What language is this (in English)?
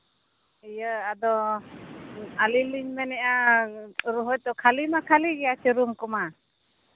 Santali